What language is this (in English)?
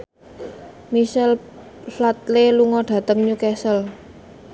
Javanese